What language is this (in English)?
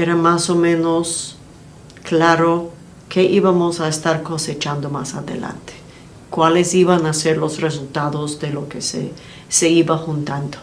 Spanish